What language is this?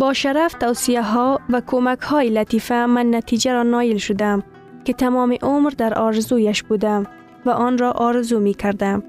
Persian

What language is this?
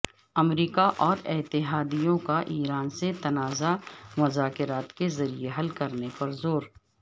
Urdu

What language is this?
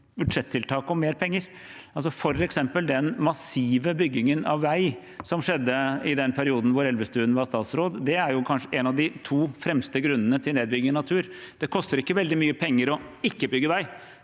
Norwegian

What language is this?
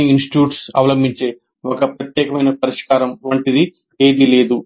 Telugu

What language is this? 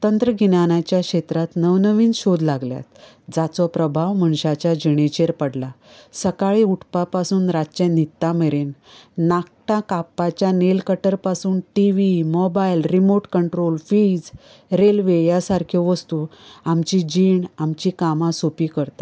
Konkani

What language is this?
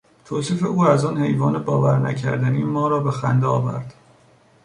Persian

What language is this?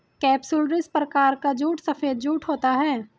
Hindi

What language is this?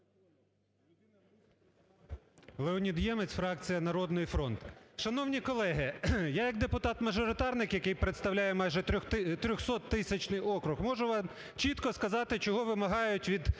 Ukrainian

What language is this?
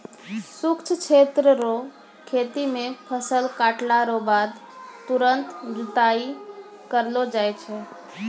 Maithili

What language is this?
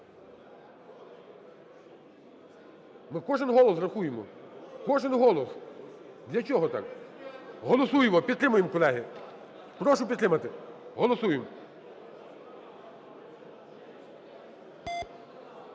Ukrainian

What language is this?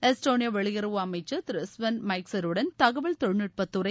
Tamil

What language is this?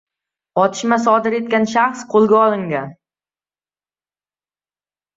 Uzbek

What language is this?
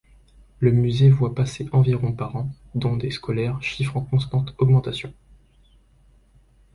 French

